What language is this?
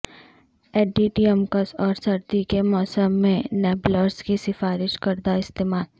Urdu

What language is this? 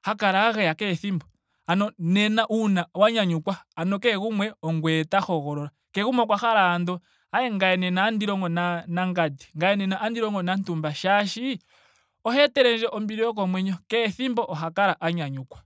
Ndonga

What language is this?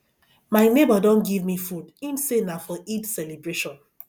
Nigerian Pidgin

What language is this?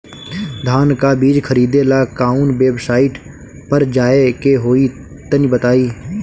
Bhojpuri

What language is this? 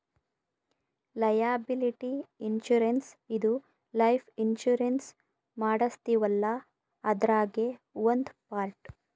Kannada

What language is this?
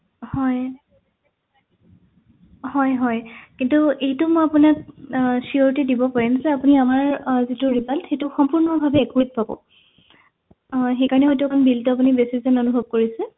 Assamese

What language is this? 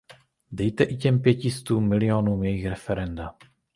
Czech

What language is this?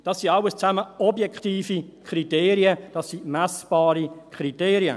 Swiss German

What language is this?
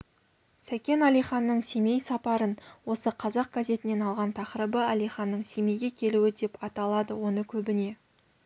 Kazakh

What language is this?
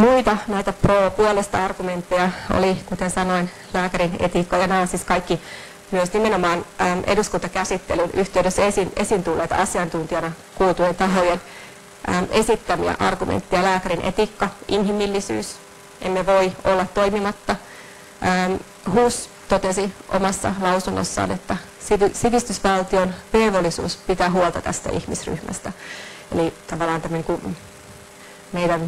Finnish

